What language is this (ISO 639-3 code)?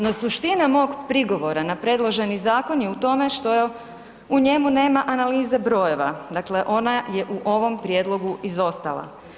hrv